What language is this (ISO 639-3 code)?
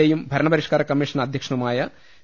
mal